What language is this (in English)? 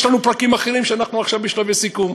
Hebrew